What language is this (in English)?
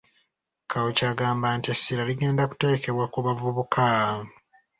Ganda